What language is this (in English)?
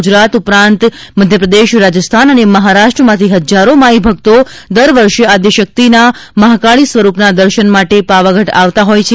Gujarati